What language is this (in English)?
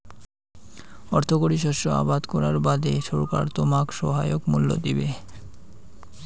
Bangla